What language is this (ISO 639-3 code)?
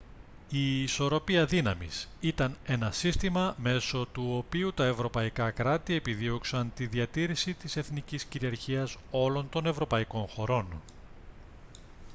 ell